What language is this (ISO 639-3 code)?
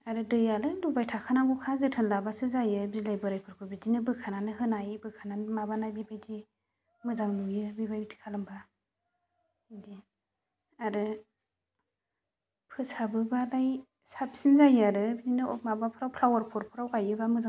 brx